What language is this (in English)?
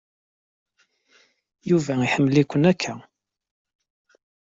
Kabyle